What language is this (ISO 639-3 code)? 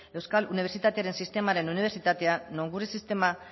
eus